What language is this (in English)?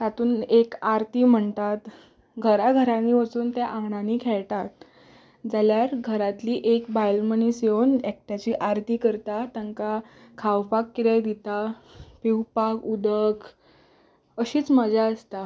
Konkani